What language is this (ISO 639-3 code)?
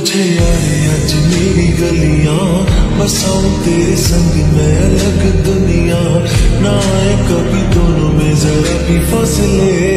ara